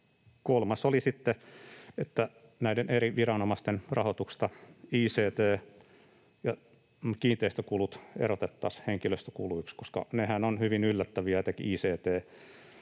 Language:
Finnish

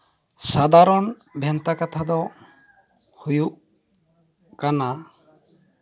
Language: Santali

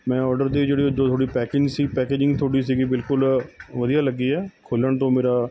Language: Punjabi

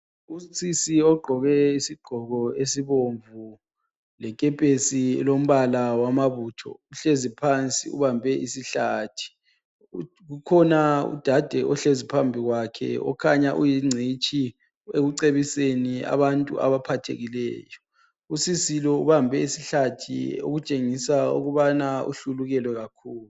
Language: North Ndebele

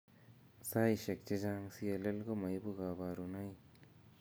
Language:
Kalenjin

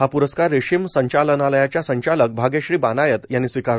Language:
Marathi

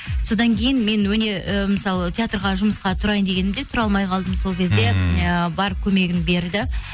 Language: Kazakh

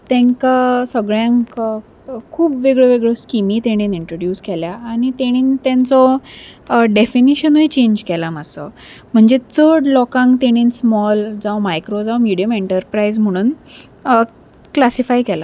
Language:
Konkani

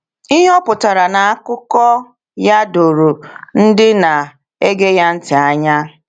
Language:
Igbo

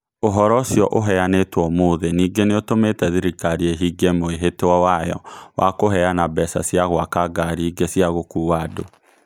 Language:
Kikuyu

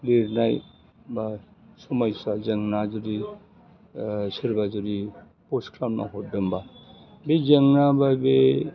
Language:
Bodo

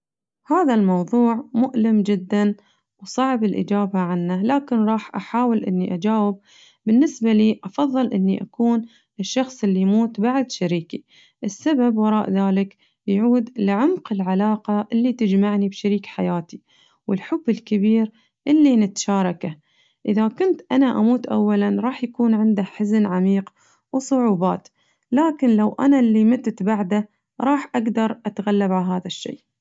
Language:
Najdi Arabic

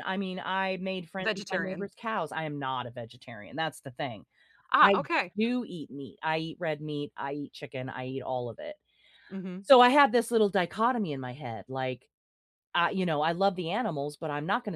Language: English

